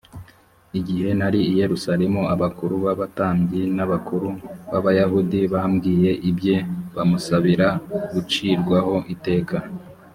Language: Kinyarwanda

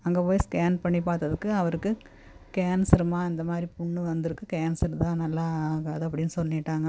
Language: Tamil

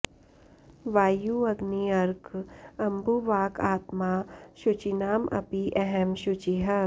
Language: Sanskrit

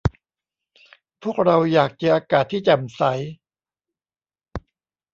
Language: Thai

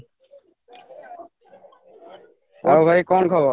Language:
Odia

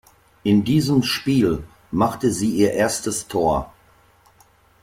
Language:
German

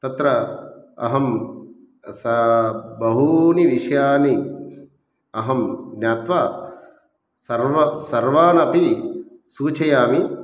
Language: Sanskrit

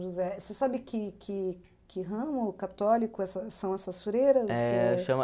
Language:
Portuguese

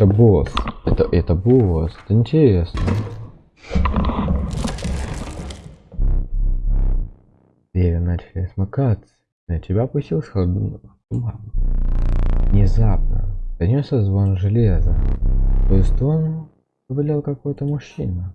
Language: Russian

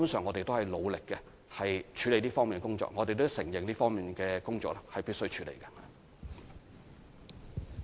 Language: Cantonese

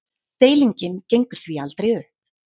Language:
Icelandic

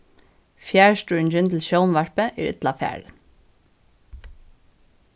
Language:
Faroese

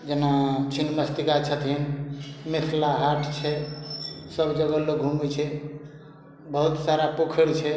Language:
Maithili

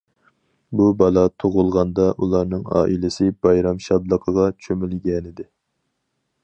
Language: Uyghur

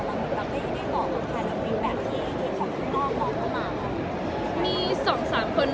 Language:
Thai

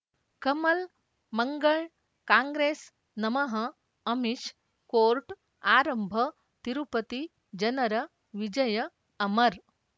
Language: Kannada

